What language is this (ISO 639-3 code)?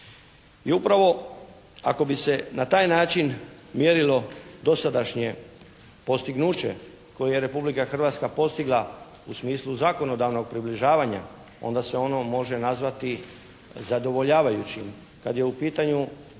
hrv